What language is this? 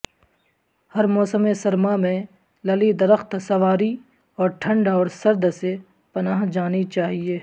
Urdu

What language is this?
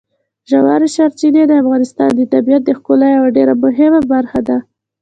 Pashto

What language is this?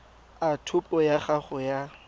Tswana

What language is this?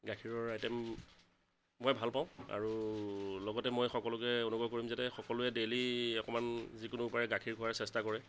Assamese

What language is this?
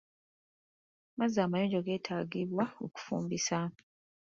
Ganda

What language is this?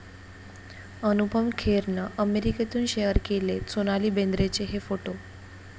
Marathi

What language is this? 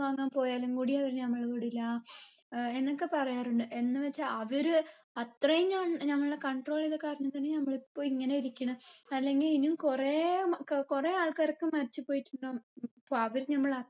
Malayalam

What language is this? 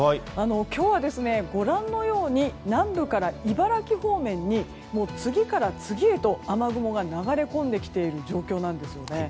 Japanese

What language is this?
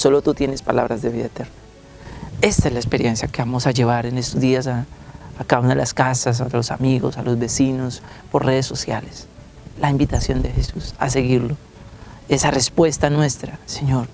Spanish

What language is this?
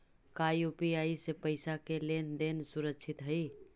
Magahi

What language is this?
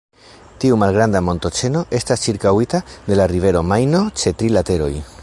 Esperanto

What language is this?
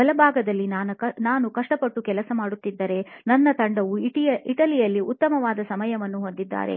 Kannada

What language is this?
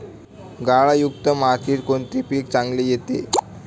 Marathi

